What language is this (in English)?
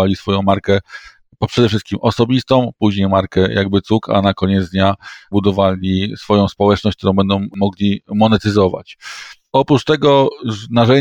Polish